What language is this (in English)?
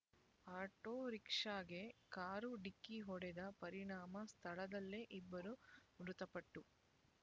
Kannada